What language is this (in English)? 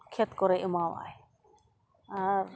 Santali